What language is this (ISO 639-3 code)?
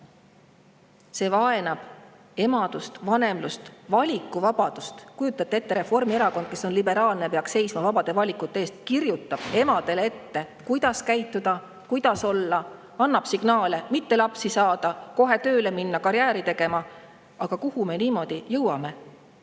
est